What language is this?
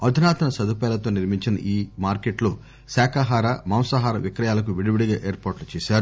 Telugu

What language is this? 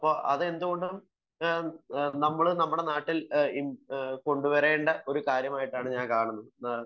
Malayalam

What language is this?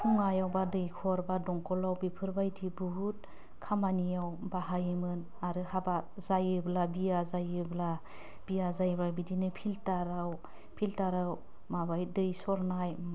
Bodo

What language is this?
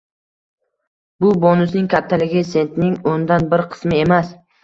Uzbek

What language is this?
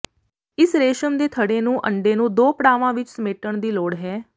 Punjabi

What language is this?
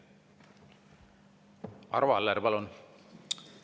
Estonian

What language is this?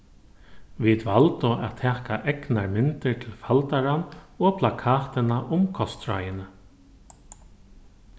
Faroese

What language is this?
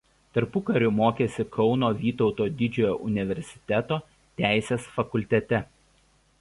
Lithuanian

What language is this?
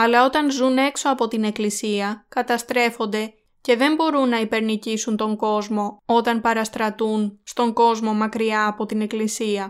Greek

